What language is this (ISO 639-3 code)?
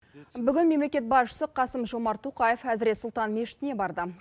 kaz